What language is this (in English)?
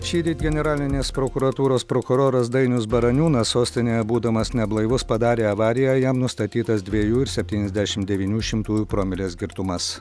Lithuanian